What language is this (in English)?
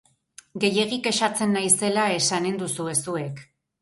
Basque